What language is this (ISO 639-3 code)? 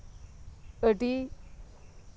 sat